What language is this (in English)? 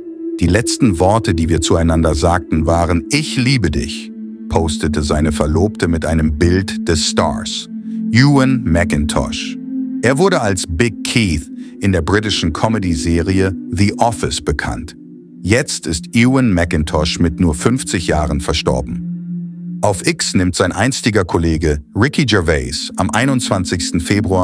German